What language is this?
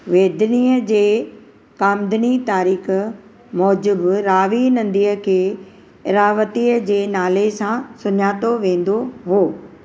Sindhi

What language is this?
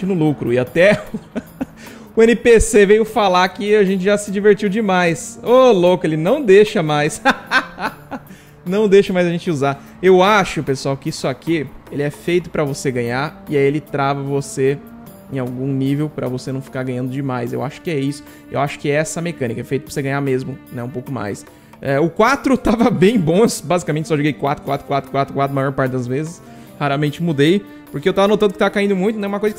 Portuguese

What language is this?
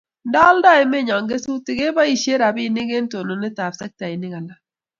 Kalenjin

